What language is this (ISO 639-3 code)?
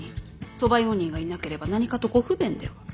jpn